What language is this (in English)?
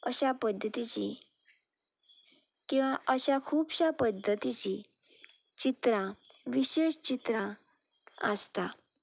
Konkani